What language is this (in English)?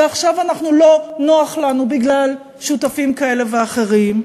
Hebrew